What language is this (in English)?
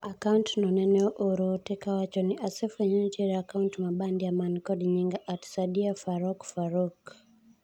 Luo (Kenya and Tanzania)